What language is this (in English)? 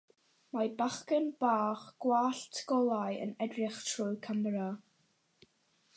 Welsh